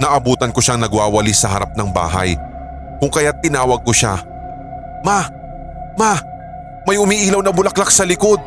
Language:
Filipino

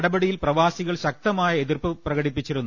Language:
Malayalam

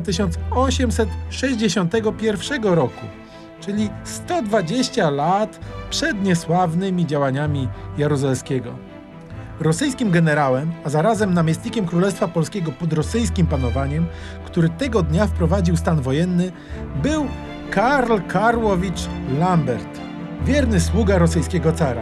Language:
Polish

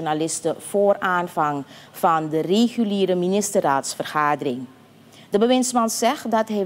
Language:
Dutch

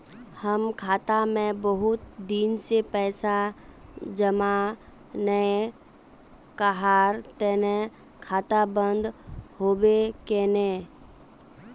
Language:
Magahi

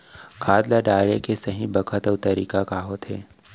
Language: Chhattisgarhi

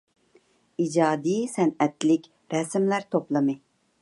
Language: Uyghur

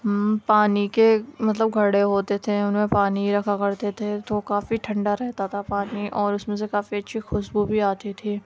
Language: Urdu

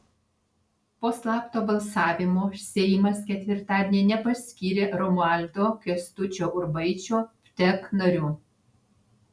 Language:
Lithuanian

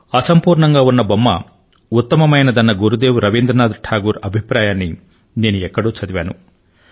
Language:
Telugu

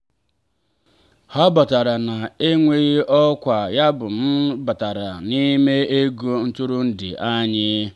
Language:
Igbo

